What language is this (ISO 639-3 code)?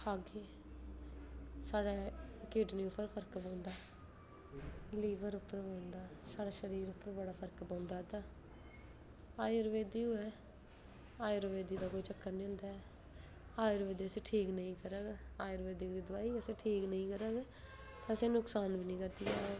doi